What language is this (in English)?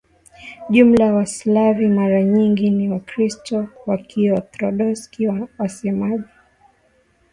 Swahili